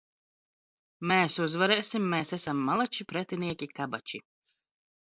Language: Latvian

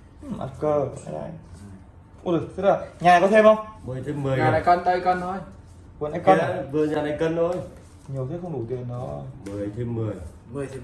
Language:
Vietnamese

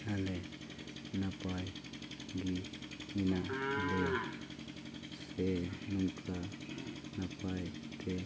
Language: Santali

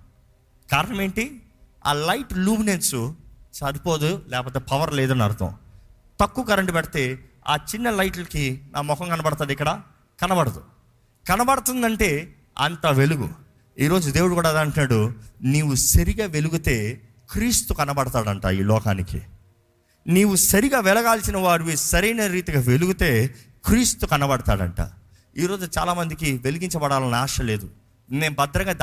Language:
Telugu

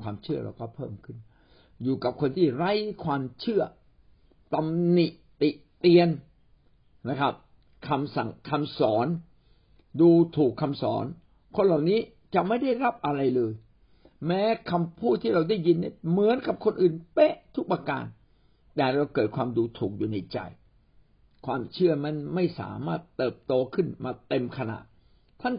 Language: Thai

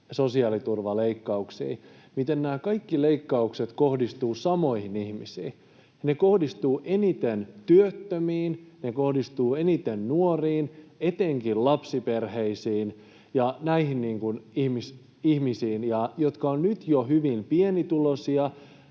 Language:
Finnish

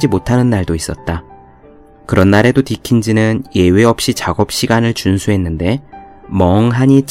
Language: Korean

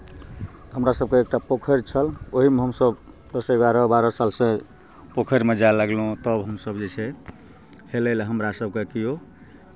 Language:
Maithili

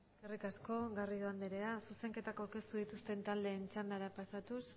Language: Basque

